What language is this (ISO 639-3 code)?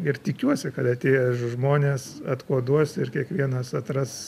lit